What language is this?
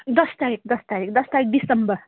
Nepali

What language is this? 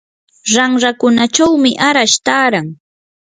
Yanahuanca Pasco Quechua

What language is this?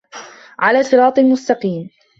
Arabic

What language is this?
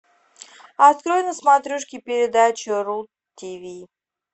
Russian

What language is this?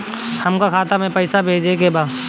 Bhojpuri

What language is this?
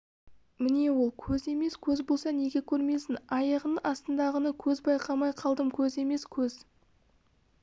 Kazakh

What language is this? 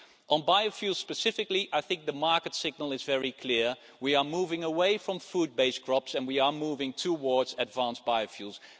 English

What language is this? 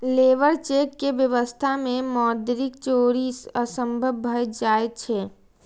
Maithili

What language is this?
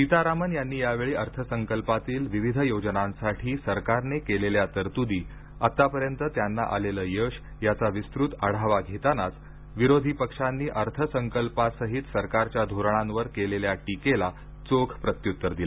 Marathi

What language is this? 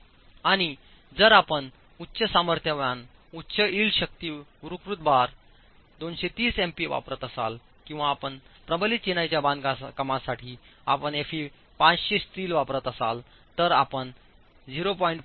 Marathi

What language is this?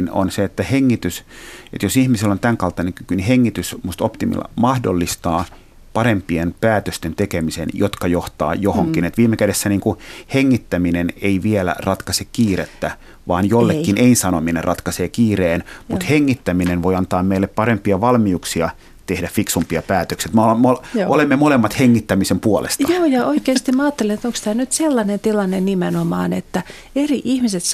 Finnish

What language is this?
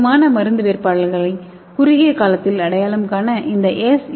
Tamil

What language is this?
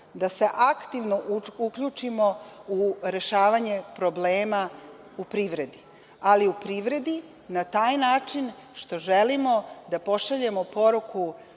Serbian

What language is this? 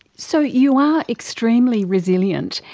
English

